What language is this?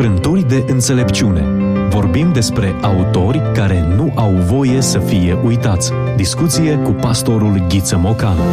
Romanian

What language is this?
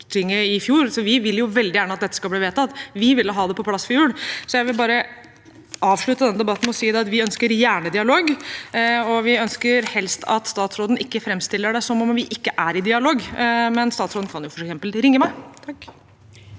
Norwegian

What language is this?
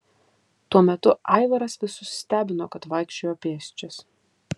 Lithuanian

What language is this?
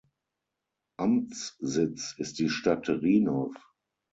German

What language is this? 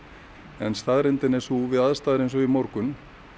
Icelandic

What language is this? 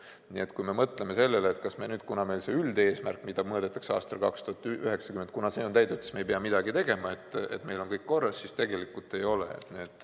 Estonian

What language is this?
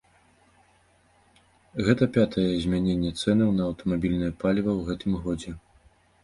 Belarusian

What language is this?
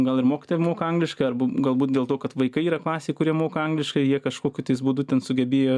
Lithuanian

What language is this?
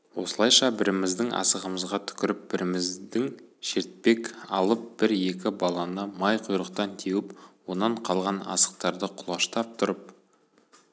Kazakh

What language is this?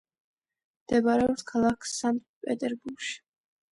Georgian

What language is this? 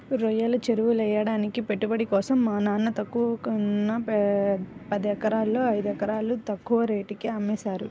Telugu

